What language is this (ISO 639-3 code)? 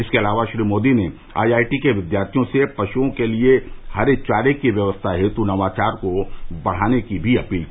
hin